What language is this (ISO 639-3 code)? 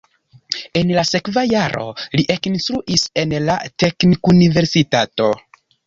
epo